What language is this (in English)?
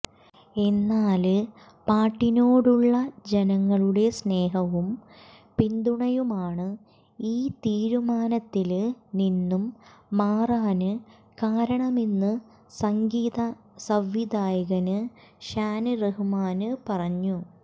Malayalam